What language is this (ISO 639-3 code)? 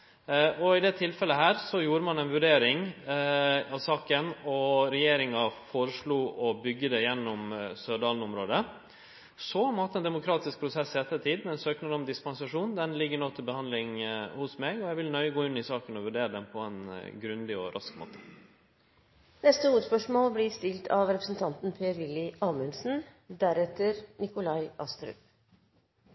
nno